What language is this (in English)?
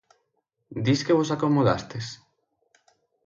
Galician